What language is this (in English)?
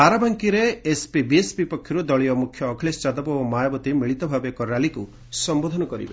Odia